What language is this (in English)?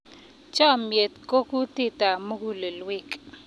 Kalenjin